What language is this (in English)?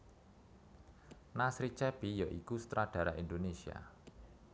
Javanese